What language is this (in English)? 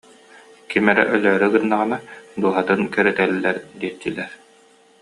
Yakut